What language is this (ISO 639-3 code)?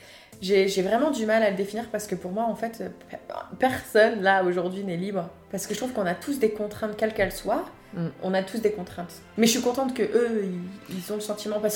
fra